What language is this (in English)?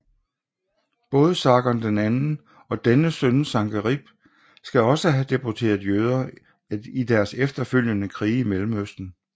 Danish